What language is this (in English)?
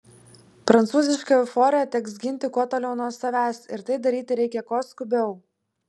Lithuanian